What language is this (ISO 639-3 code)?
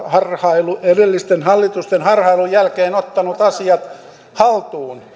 fin